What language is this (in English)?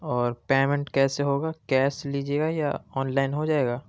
Urdu